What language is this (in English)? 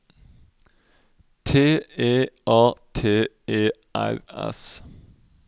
Norwegian